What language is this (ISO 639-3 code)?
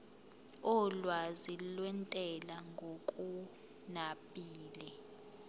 zul